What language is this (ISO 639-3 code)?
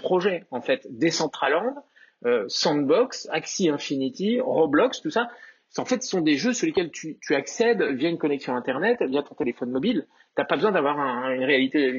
fra